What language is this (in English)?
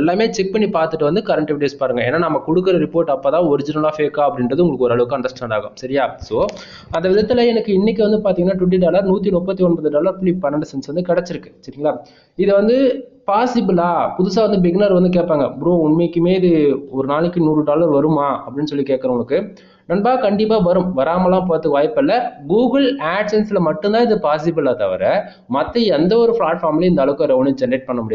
Tamil